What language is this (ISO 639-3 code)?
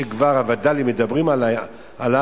heb